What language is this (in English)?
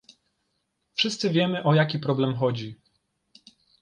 Polish